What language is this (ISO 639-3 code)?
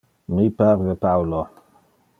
ina